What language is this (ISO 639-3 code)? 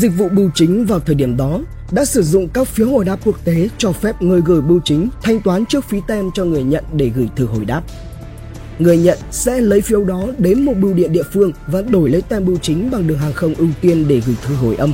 vie